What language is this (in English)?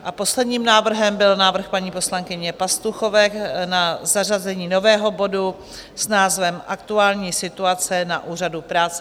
Czech